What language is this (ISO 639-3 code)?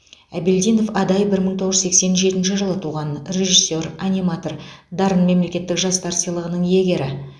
kaz